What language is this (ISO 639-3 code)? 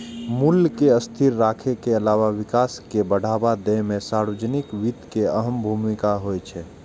mai